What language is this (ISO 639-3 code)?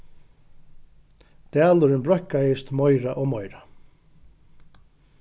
fao